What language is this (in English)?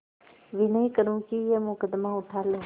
Hindi